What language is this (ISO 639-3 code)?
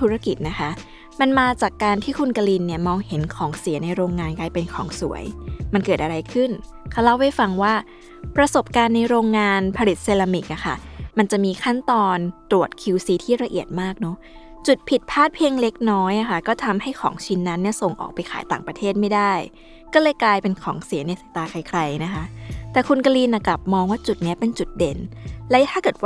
tha